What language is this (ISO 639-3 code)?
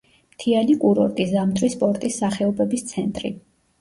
kat